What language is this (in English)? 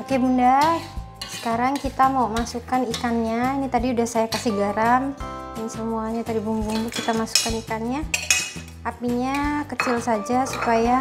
Indonesian